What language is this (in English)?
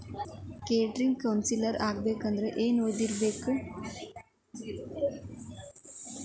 Kannada